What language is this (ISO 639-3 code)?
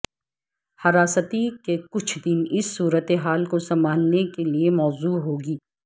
urd